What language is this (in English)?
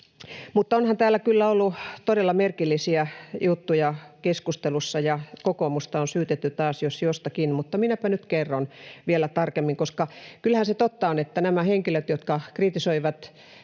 Finnish